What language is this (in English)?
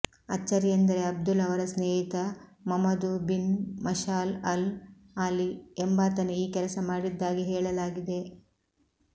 Kannada